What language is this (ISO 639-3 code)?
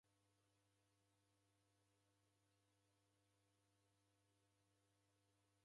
dav